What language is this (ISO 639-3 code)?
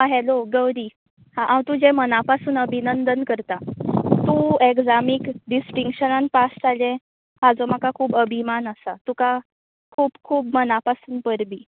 kok